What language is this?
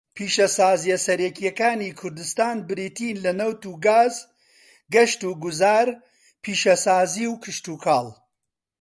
Central Kurdish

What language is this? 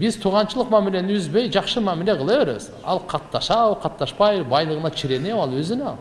Turkish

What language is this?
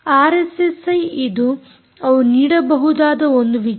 Kannada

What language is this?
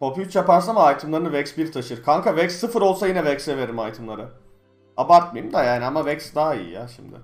Turkish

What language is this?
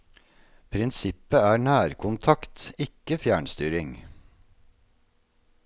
Norwegian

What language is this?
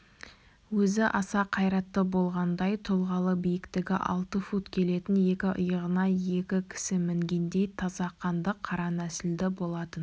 Kazakh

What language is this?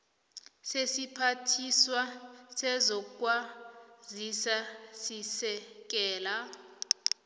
South Ndebele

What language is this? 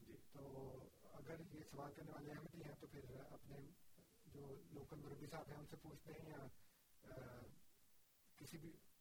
Urdu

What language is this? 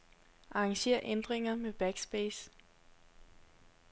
Danish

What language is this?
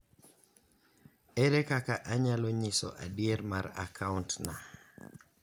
Luo (Kenya and Tanzania)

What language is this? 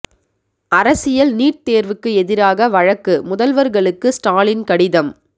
Tamil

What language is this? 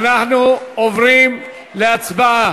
Hebrew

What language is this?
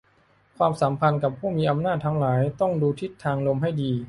Thai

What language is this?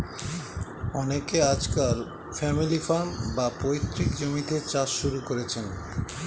Bangla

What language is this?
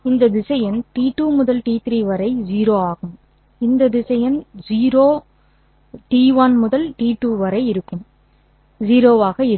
Tamil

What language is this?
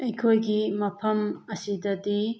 Manipuri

